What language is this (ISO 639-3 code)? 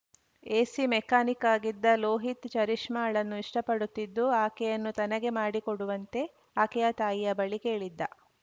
kan